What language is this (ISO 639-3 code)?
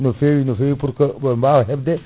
ful